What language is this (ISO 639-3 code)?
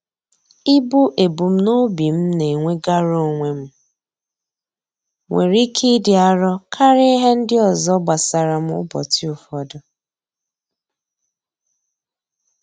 ibo